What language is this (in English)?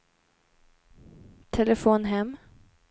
Swedish